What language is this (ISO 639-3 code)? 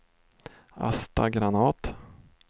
swe